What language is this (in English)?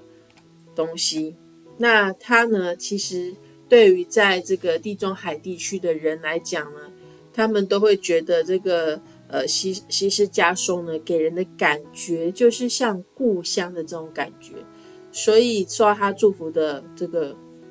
Chinese